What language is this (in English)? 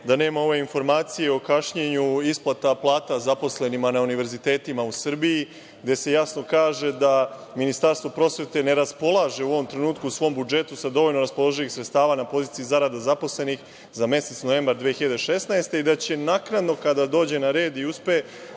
Serbian